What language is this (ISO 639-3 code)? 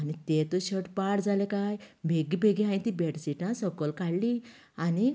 kok